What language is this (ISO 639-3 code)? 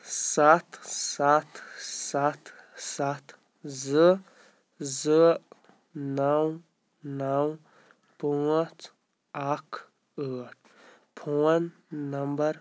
kas